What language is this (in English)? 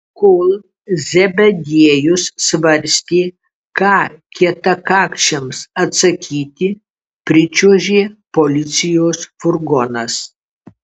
Lithuanian